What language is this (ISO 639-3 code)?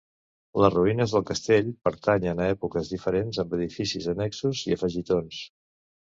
cat